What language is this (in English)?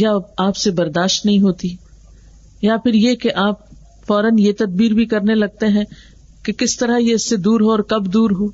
Urdu